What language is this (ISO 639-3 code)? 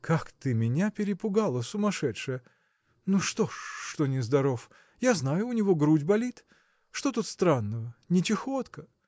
rus